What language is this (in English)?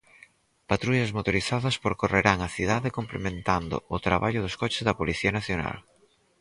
Galician